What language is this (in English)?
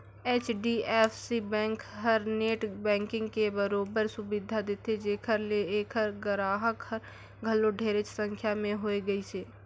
Chhattisgarhi